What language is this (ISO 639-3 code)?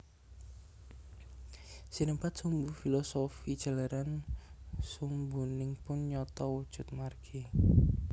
jav